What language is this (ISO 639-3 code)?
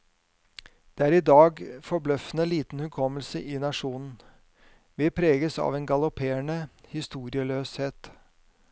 nor